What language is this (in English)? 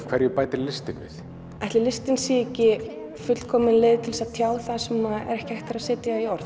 Icelandic